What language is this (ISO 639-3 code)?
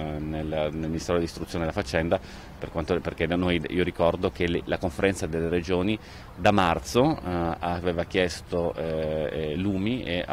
ita